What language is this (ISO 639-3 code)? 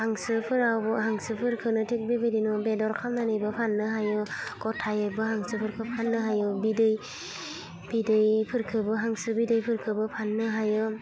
brx